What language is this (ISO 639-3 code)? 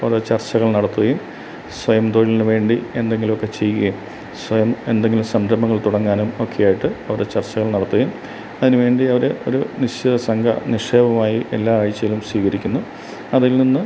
mal